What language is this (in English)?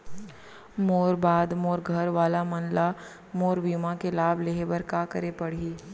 Chhattisgarhi